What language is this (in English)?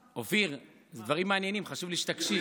Hebrew